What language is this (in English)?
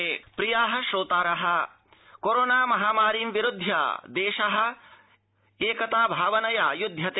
Sanskrit